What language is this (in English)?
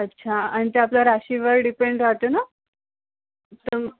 Marathi